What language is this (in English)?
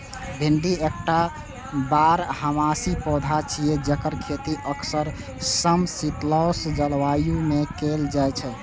Maithili